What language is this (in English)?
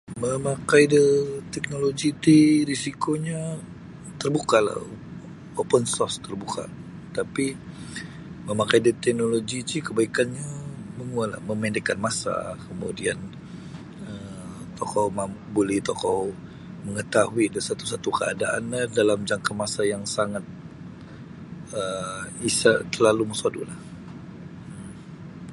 Sabah Bisaya